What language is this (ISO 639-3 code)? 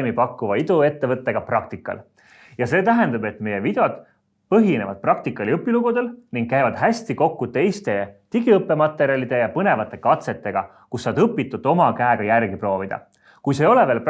est